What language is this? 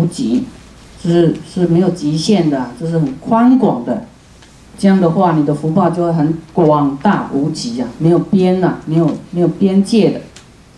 Chinese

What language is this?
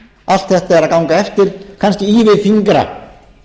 Icelandic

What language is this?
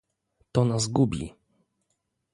Polish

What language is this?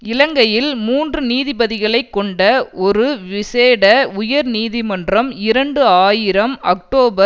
Tamil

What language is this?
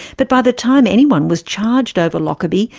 English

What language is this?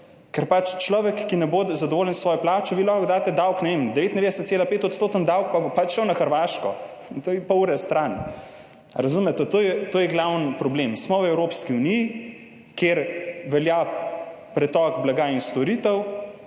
Slovenian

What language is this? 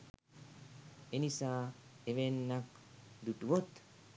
Sinhala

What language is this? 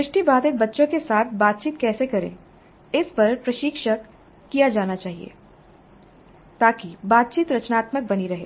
Hindi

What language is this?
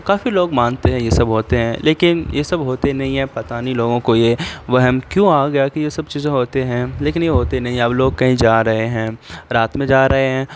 Urdu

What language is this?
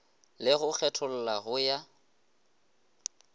Northern Sotho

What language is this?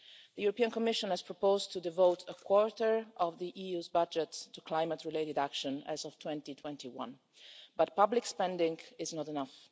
English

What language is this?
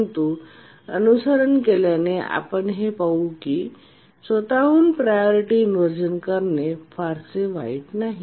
Marathi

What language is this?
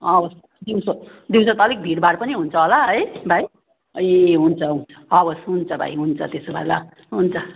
Nepali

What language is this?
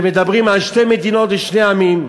Hebrew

